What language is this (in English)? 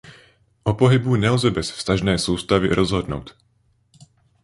Czech